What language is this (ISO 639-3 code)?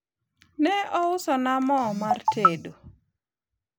luo